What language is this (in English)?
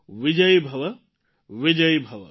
Gujarati